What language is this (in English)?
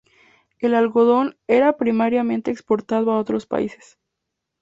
Spanish